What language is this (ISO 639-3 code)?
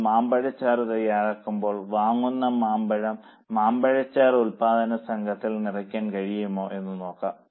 mal